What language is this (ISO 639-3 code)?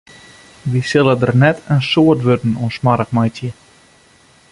fry